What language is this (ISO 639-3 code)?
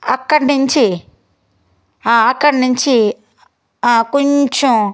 tel